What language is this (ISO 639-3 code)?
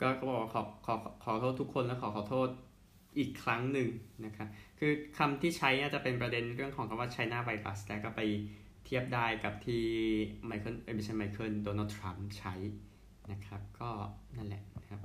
tha